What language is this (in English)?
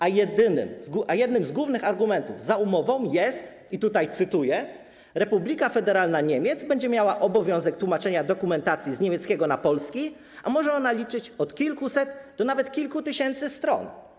Polish